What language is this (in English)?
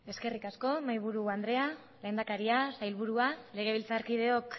Basque